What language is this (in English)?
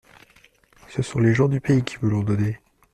French